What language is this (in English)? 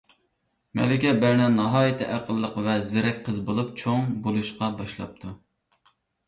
Uyghur